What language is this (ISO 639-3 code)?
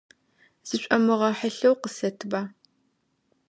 ady